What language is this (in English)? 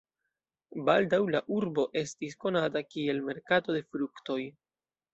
Esperanto